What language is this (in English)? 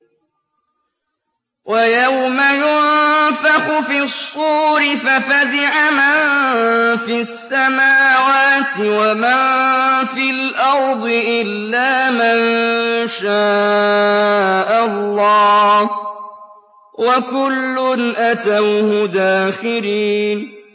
Arabic